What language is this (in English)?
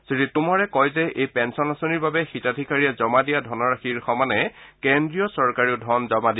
Assamese